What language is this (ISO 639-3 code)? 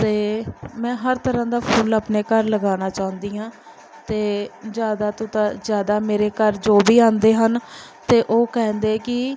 pan